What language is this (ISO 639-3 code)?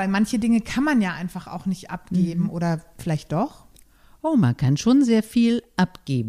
deu